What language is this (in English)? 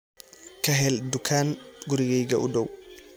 Somali